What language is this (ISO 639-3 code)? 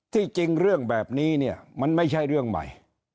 tha